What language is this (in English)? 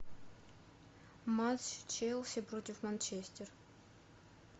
Russian